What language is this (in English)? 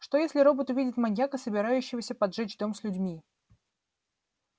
Russian